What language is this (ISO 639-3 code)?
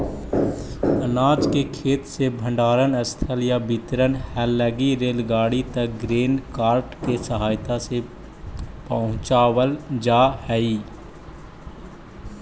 mag